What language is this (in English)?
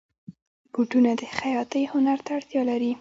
Pashto